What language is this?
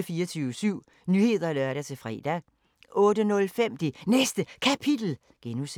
Danish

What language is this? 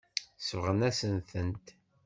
Kabyle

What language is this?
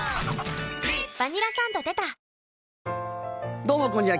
Japanese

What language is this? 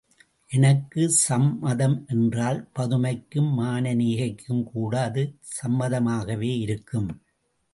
Tamil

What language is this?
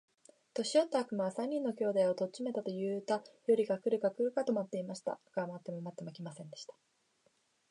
Japanese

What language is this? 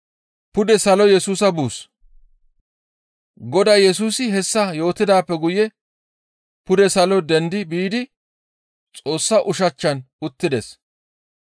Gamo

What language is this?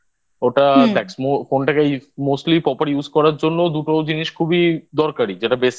Bangla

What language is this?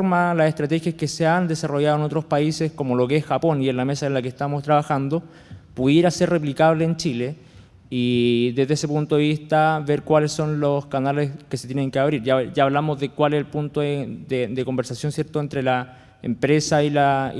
Spanish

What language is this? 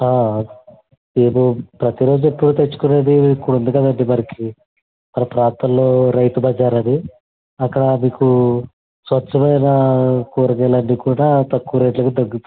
Telugu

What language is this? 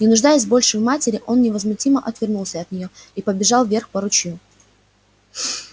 Russian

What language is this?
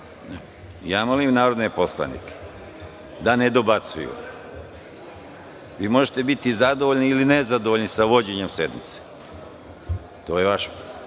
Serbian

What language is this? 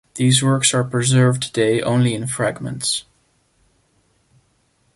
English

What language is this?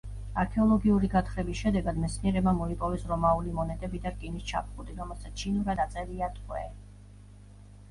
Georgian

